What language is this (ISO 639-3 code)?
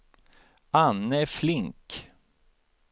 swe